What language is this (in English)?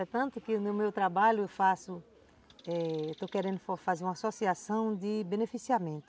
Portuguese